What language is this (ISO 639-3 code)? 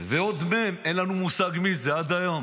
heb